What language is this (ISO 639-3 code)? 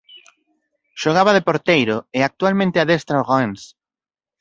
glg